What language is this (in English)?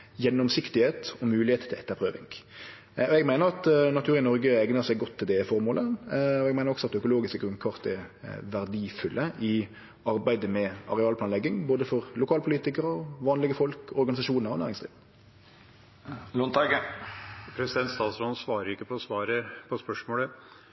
Norwegian Nynorsk